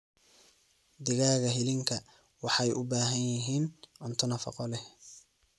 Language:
Somali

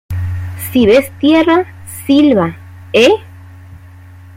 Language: Spanish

